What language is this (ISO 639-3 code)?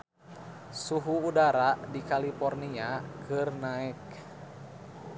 sun